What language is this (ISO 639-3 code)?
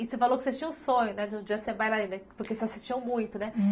por